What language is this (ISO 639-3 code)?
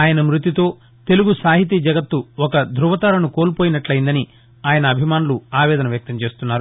tel